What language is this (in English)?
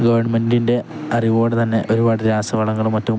Malayalam